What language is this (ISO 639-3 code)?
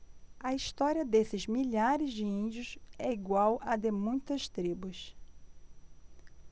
por